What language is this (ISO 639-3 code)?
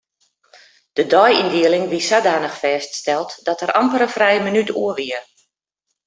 fry